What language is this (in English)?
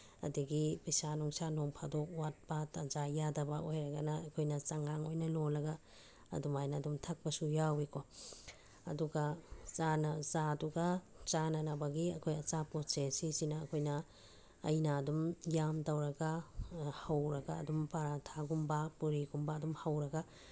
Manipuri